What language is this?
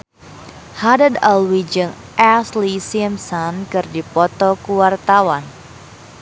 Sundanese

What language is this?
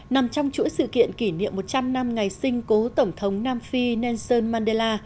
Vietnamese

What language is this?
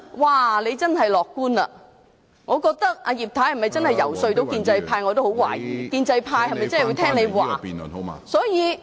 Cantonese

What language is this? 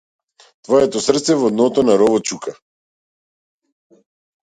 Macedonian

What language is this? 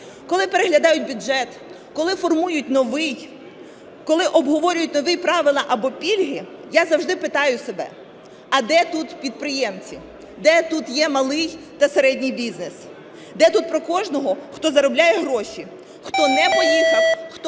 Ukrainian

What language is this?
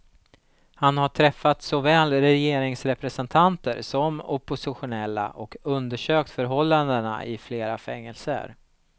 Swedish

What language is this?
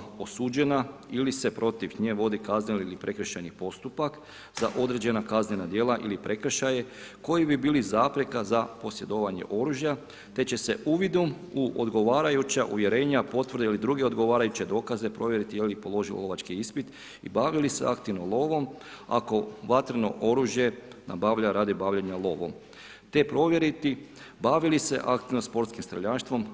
Croatian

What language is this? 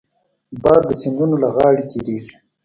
Pashto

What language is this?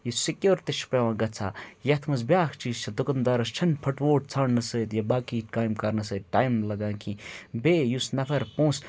Kashmiri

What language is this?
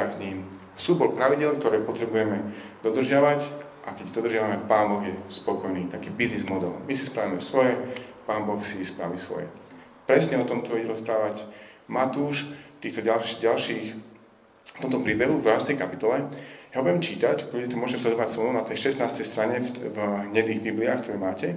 Slovak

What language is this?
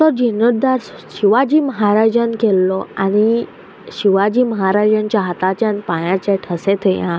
Konkani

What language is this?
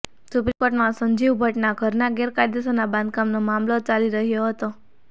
Gujarati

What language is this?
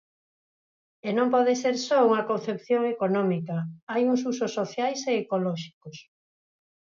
Galician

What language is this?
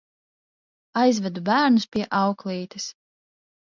Latvian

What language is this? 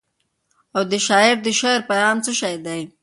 Pashto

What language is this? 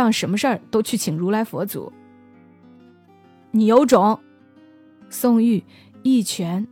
Chinese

